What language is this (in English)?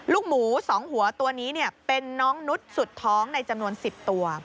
Thai